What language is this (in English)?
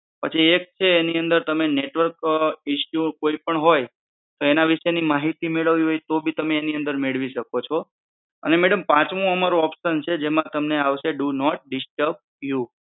Gujarati